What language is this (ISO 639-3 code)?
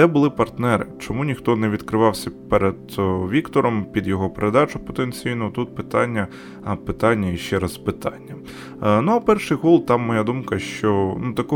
ukr